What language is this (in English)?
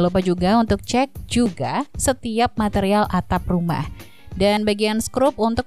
Indonesian